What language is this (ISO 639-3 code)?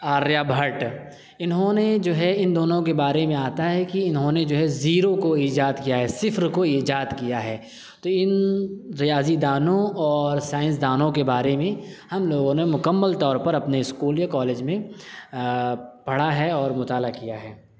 urd